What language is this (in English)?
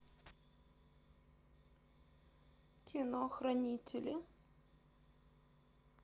Russian